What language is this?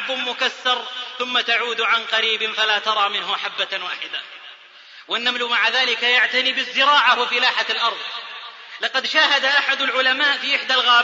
Arabic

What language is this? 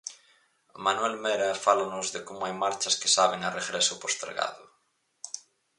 Galician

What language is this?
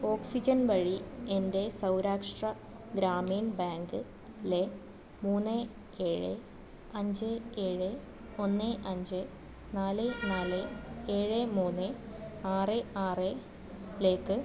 Malayalam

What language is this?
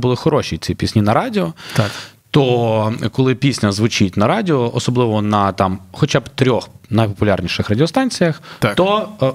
Ukrainian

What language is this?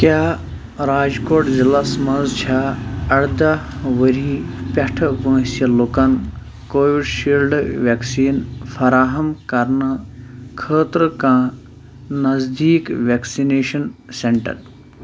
Kashmiri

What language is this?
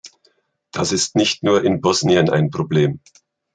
German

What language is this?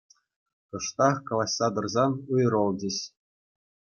Chuvash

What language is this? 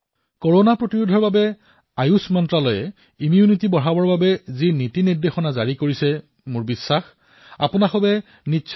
Assamese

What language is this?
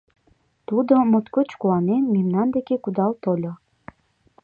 Mari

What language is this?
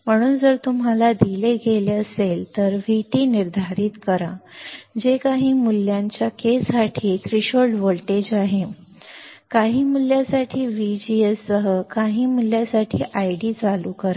Marathi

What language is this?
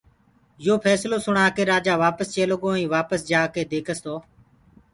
Gurgula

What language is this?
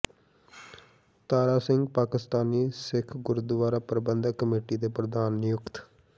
Punjabi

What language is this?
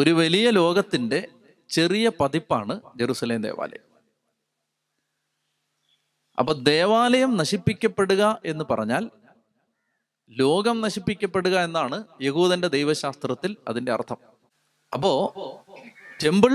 Malayalam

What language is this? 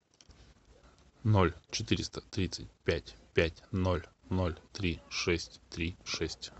Russian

